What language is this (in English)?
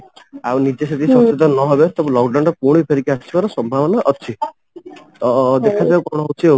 Odia